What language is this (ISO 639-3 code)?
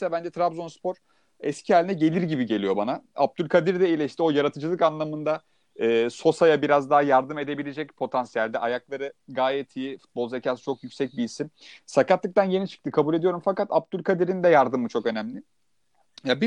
tur